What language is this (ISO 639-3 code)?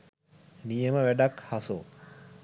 sin